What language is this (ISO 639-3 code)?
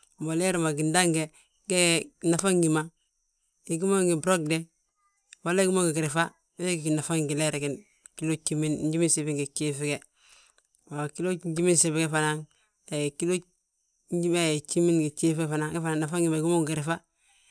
bjt